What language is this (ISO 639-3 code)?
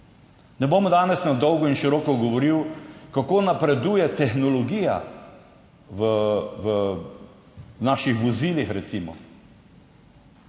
slv